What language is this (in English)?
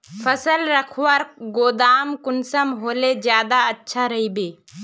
Magahi